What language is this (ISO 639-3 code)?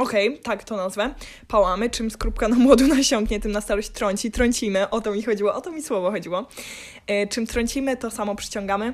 pol